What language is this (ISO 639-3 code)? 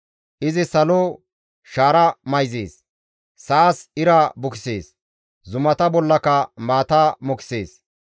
gmv